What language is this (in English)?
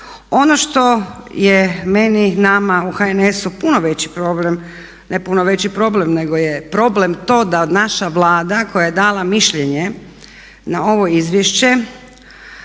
Croatian